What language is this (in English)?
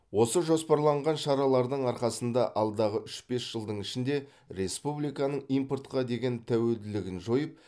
Kazakh